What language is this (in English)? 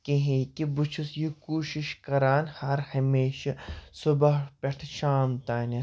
Kashmiri